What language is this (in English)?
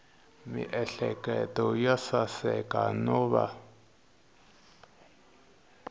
Tsonga